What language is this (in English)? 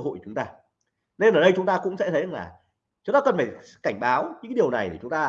Vietnamese